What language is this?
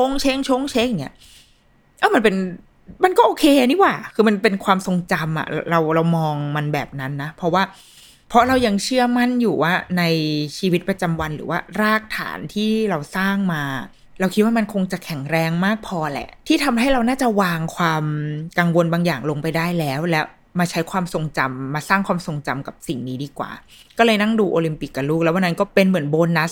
Thai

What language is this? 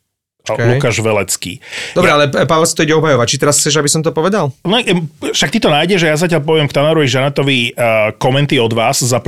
Slovak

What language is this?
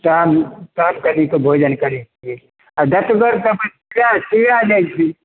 Maithili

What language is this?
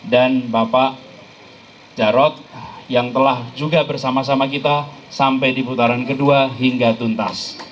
Indonesian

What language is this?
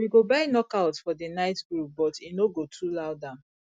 Nigerian Pidgin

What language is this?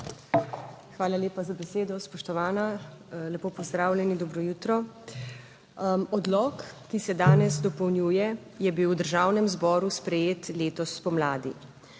Slovenian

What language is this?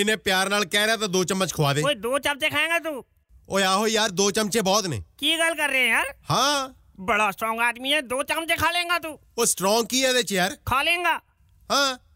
Punjabi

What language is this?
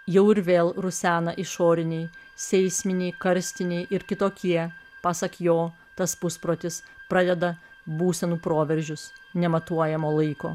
Lithuanian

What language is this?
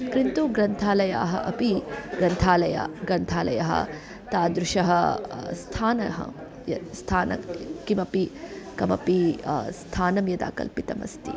Sanskrit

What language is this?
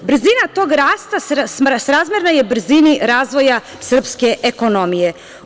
Serbian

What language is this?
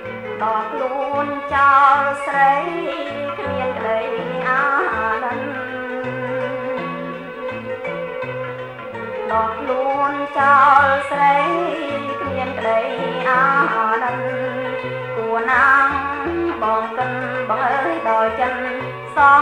Thai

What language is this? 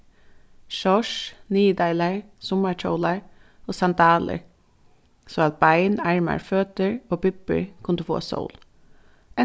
Faroese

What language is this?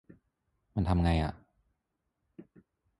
Thai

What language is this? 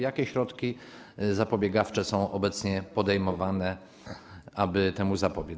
Polish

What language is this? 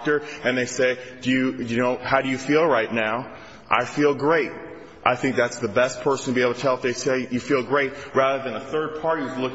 English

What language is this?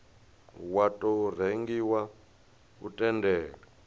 Venda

